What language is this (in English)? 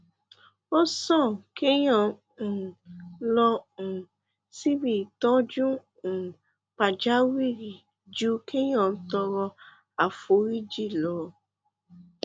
Yoruba